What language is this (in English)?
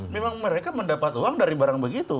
Indonesian